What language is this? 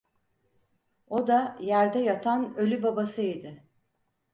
Turkish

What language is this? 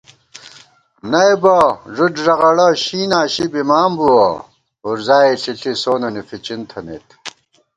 Gawar-Bati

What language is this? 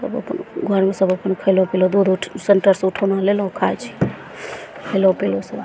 Maithili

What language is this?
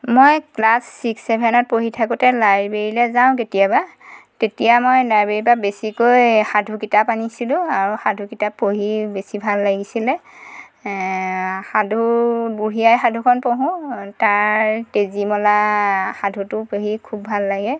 Assamese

